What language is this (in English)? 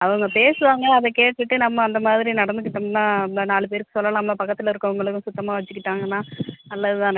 Tamil